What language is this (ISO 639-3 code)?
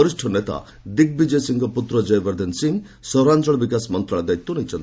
ori